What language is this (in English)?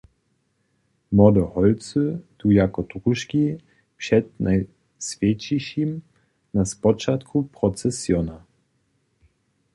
Upper Sorbian